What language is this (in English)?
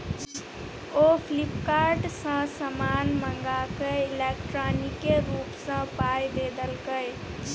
Maithili